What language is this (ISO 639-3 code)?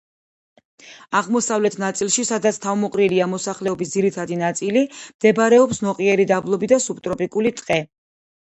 kat